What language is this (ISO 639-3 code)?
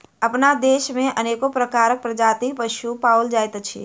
mai